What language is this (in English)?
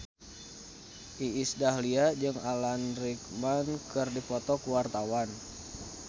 Sundanese